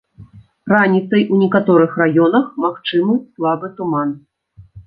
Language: Belarusian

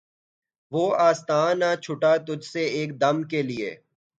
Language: Urdu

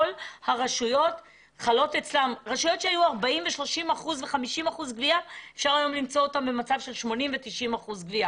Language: Hebrew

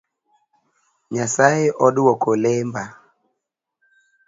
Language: Luo (Kenya and Tanzania)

